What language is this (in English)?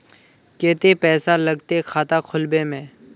Magahi